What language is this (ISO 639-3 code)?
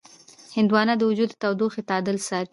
pus